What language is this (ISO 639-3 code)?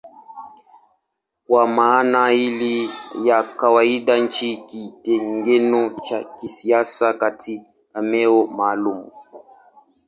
swa